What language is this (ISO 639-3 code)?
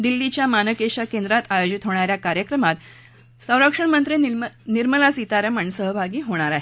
mar